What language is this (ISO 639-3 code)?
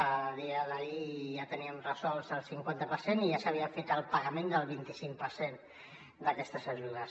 cat